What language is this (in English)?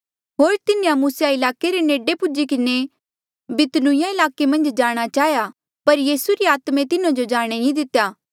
Mandeali